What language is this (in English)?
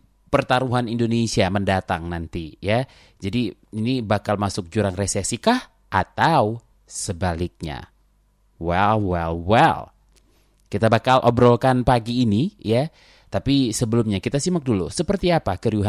Indonesian